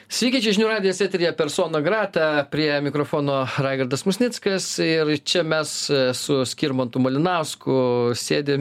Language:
Lithuanian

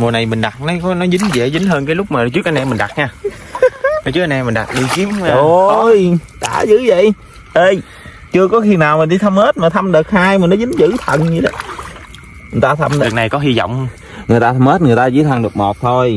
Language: Vietnamese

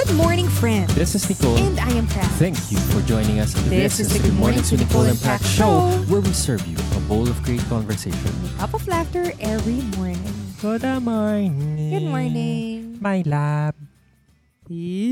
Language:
Filipino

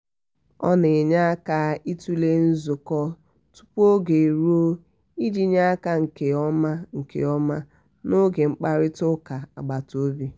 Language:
Igbo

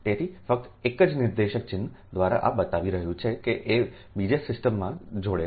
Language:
Gujarati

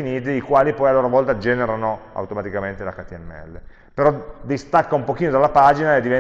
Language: Italian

